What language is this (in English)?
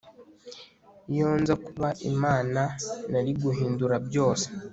Kinyarwanda